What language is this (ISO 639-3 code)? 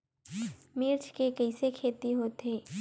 hne